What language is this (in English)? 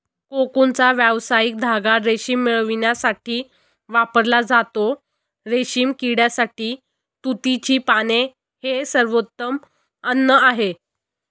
Marathi